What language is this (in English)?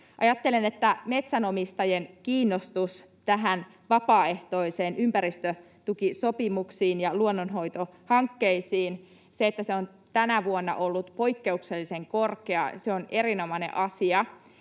Finnish